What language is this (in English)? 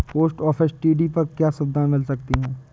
Hindi